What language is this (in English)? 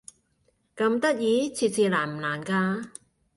Cantonese